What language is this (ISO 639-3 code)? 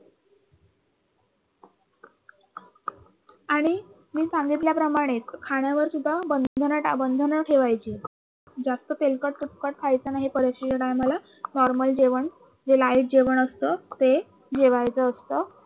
mar